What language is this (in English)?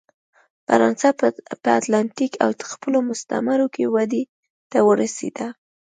Pashto